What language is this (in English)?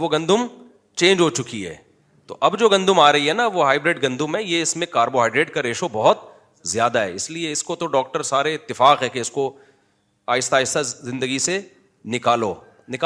Urdu